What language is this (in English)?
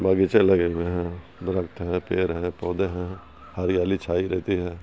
Urdu